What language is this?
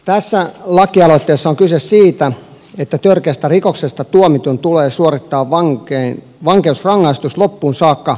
Finnish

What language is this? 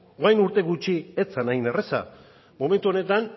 Basque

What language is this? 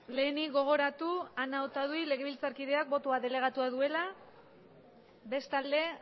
Basque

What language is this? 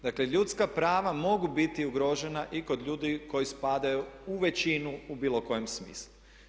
Croatian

